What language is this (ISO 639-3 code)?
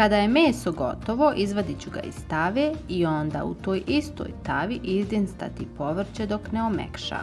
bos